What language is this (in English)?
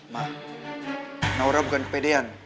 Indonesian